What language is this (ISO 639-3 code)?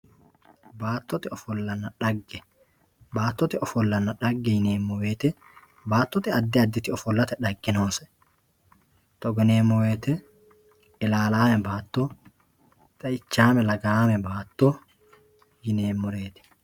sid